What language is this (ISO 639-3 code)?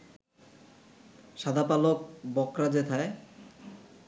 ben